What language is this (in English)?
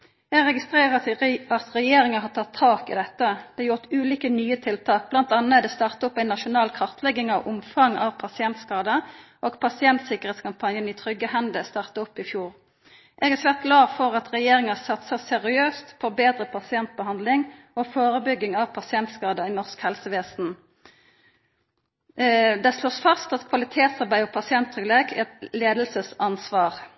Norwegian Nynorsk